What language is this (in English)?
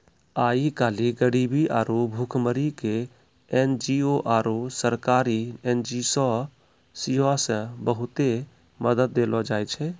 Maithili